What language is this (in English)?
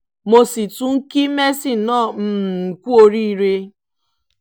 Yoruba